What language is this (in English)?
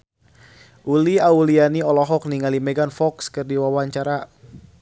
Sundanese